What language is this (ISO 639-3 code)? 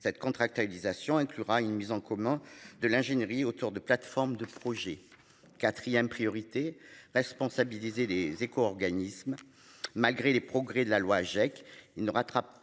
fra